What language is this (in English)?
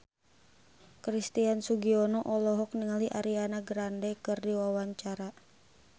Sundanese